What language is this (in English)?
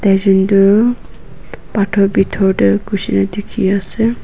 Naga Pidgin